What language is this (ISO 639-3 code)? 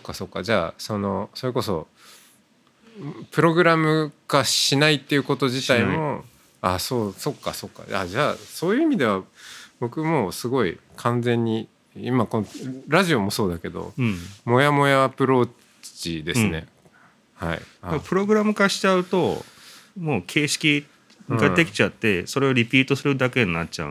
jpn